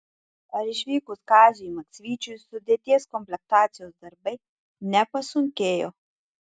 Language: Lithuanian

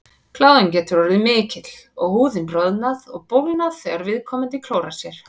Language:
Icelandic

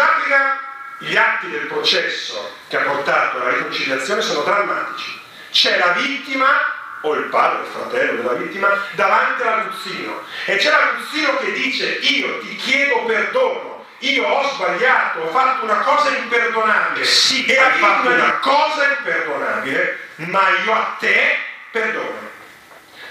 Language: Italian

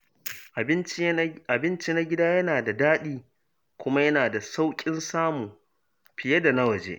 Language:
Hausa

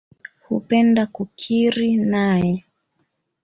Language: Swahili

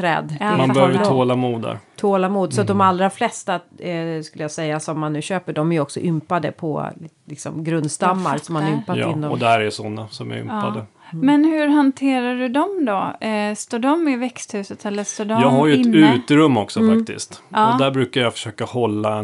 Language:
Swedish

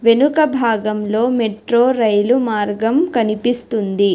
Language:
Telugu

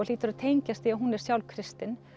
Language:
Icelandic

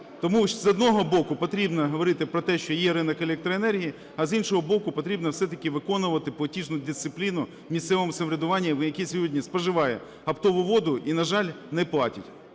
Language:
Ukrainian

